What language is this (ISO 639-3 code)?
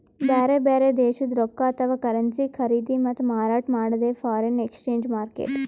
kan